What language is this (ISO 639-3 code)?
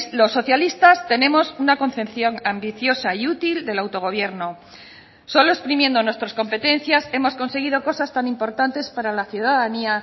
spa